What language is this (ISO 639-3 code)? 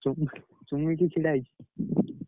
ori